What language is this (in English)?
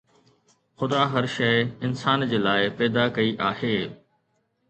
Sindhi